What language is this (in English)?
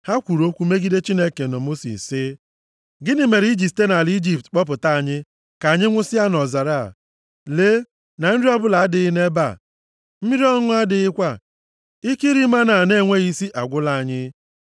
Igbo